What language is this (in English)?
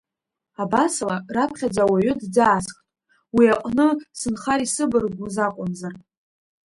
Abkhazian